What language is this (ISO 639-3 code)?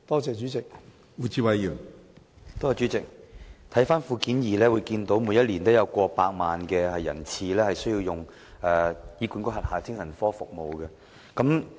yue